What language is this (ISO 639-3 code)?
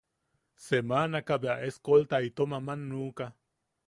yaq